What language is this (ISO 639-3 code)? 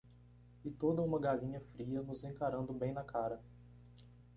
por